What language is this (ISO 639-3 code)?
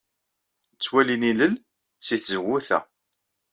kab